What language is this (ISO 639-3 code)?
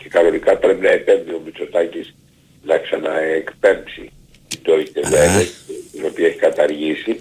ell